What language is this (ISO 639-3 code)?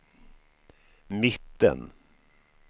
swe